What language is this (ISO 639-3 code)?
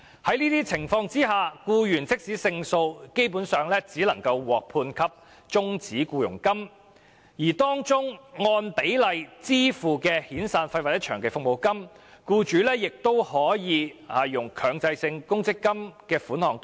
yue